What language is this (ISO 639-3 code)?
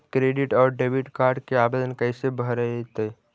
mag